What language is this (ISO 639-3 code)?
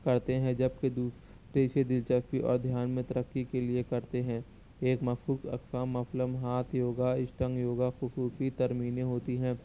urd